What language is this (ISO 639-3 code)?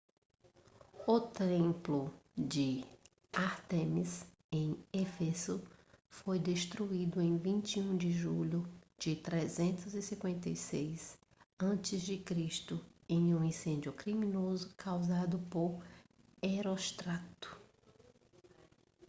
por